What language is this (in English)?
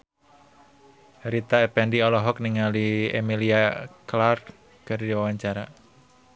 Sundanese